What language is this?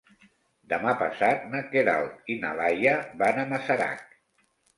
Catalan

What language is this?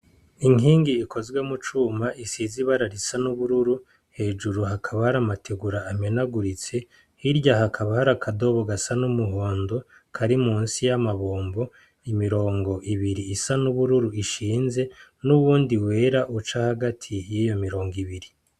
Rundi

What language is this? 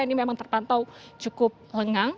Indonesian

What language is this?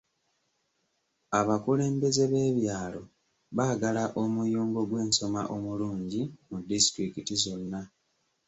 Ganda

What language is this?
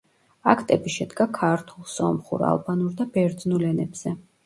Georgian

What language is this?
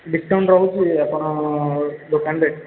Odia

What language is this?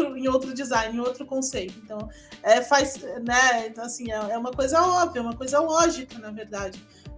Portuguese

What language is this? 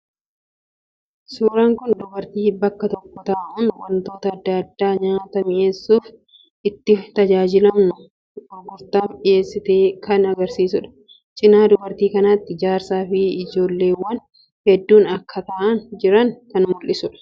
Oromo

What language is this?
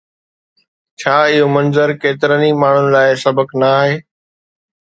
Sindhi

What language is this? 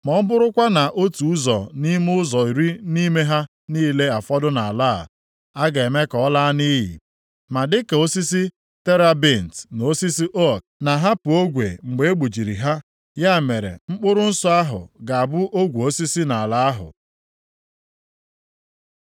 Igbo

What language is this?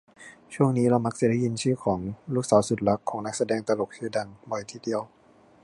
Thai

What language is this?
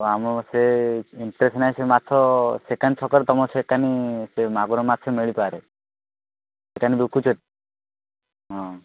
Odia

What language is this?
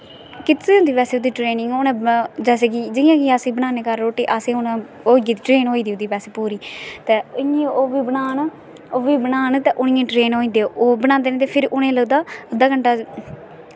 Dogri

